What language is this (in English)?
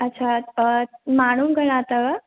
Sindhi